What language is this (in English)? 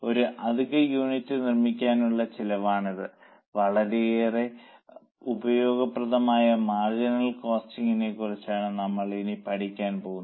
Malayalam